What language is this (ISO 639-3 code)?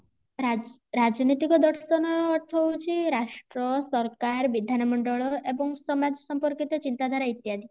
ori